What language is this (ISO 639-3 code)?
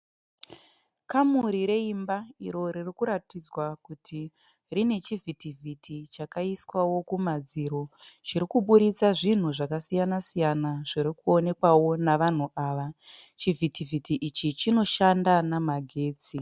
sna